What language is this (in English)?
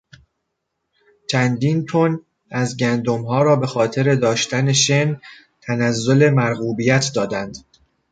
Persian